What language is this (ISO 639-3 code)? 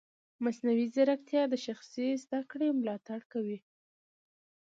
pus